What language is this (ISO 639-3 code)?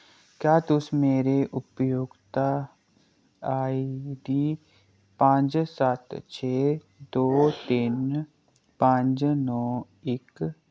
doi